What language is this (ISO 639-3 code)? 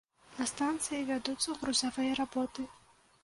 bel